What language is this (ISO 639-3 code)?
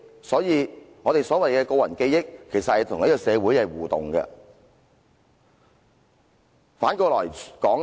yue